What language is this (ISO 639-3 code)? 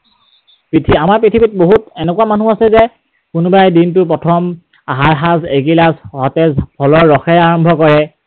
asm